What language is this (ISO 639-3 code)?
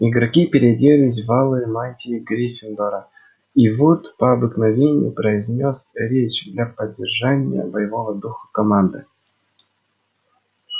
rus